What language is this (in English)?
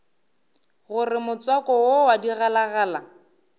Northern Sotho